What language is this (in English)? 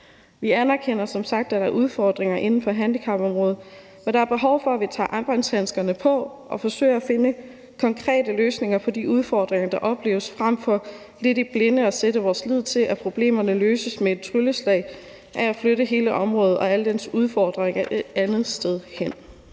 Danish